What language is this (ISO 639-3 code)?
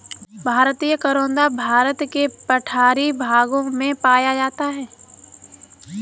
hin